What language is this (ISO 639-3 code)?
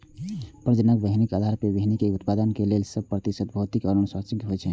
mai